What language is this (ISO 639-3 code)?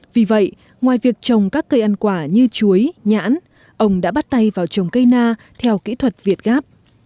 vie